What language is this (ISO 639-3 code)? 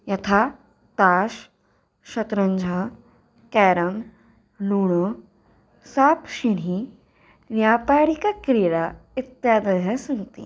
san